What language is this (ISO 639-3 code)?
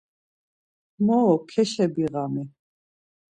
lzz